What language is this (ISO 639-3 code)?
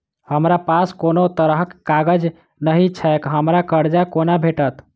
mai